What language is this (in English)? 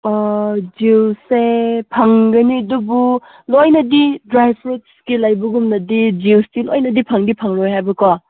Manipuri